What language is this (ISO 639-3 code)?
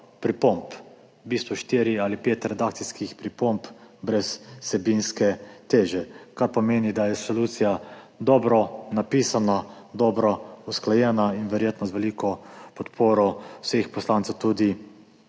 slv